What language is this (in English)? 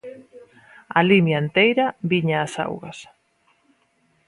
Galician